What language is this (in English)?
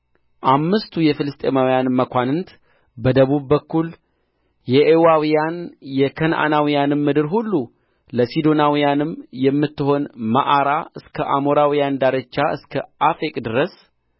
Amharic